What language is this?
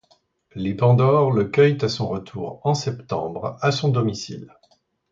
French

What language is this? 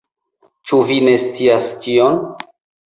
Esperanto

